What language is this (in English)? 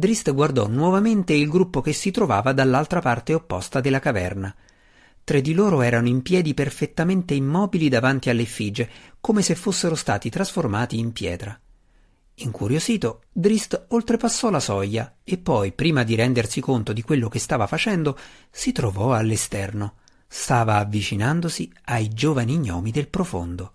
Italian